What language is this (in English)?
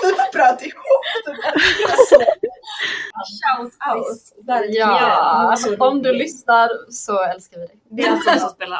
Swedish